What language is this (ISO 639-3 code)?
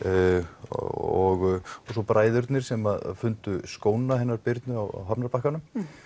isl